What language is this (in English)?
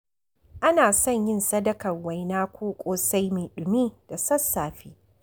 Hausa